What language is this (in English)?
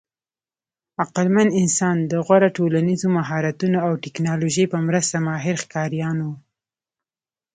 Pashto